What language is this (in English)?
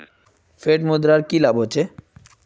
Magahi